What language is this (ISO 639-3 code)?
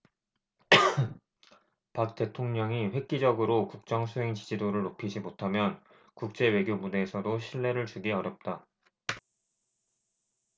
kor